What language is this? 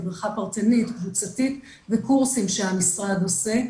Hebrew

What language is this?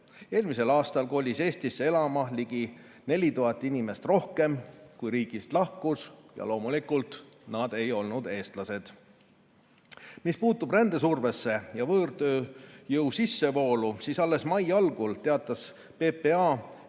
Estonian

